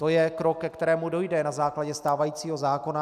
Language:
Czech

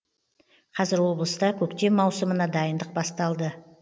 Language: Kazakh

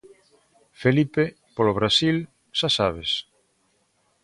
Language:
Galician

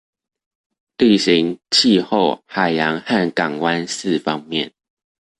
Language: Chinese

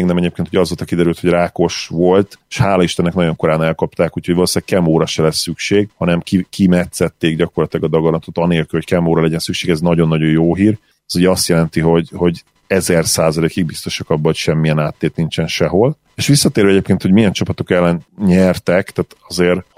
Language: Hungarian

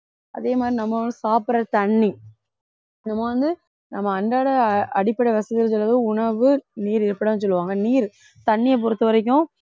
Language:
Tamil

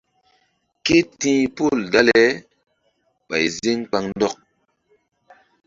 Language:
Mbum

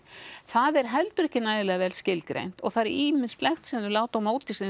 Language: Icelandic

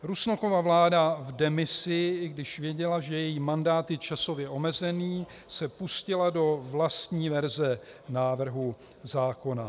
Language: Czech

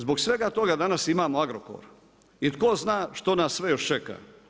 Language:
Croatian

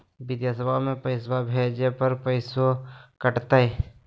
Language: Magahi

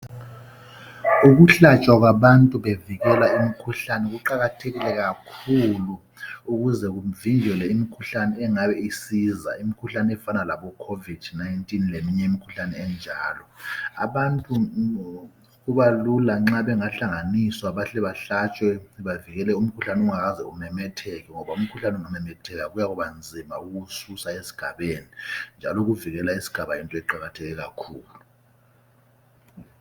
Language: North Ndebele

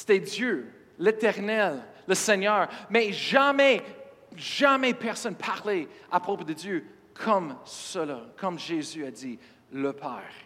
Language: French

